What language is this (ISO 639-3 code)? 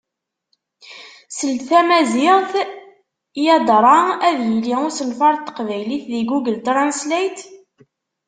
kab